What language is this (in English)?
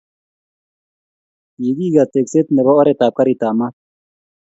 Kalenjin